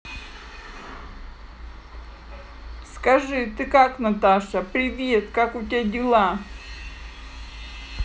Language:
Russian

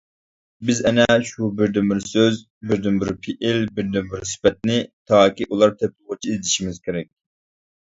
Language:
Uyghur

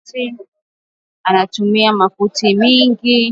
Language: Swahili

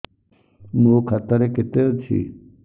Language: Odia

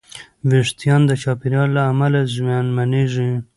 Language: Pashto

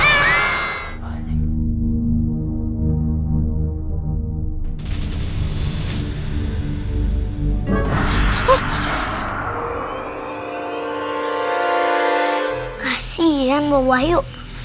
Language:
Indonesian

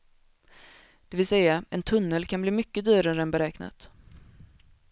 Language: Swedish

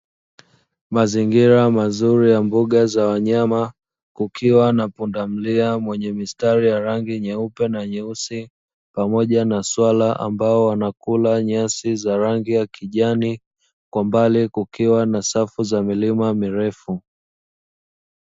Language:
Swahili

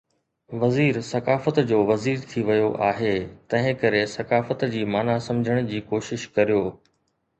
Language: Sindhi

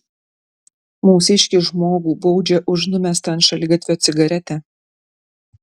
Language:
Lithuanian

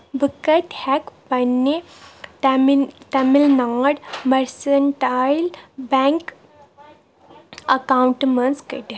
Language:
Kashmiri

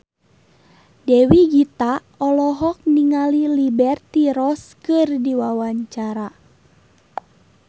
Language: Sundanese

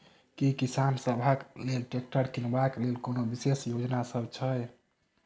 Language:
Maithili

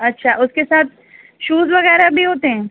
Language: Urdu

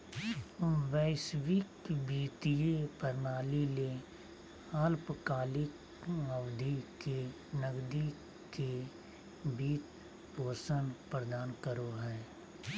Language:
Magahi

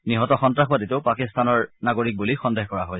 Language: Assamese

